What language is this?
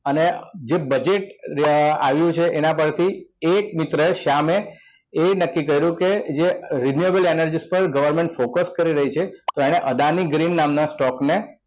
Gujarati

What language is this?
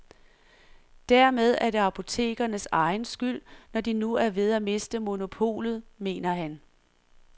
Danish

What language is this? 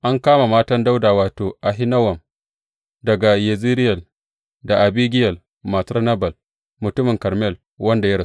Hausa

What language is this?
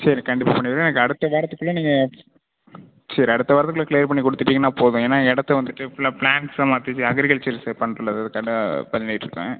Tamil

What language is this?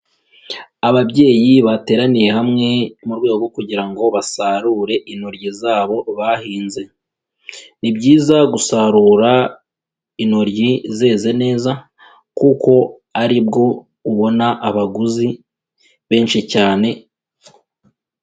Kinyarwanda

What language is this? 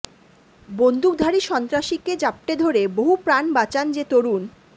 Bangla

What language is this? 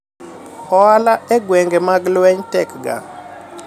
Luo (Kenya and Tanzania)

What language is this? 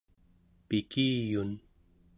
Central Yupik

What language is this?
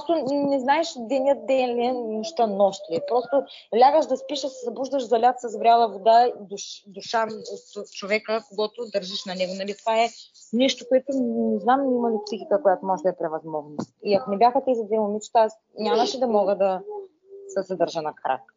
Bulgarian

